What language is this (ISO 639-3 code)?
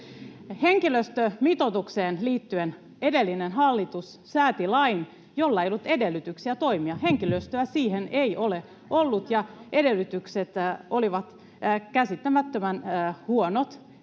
fin